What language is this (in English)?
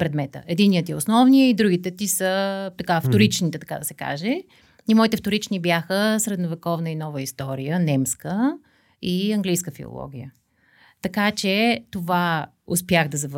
Bulgarian